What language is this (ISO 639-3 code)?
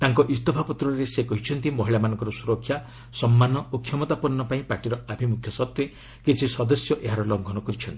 ori